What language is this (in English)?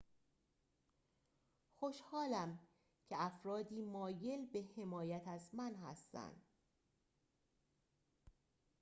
Persian